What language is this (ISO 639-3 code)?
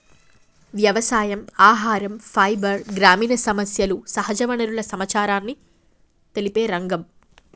tel